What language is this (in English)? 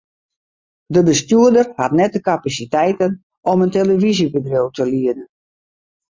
Western Frisian